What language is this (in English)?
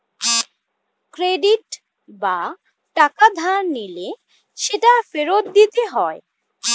Bangla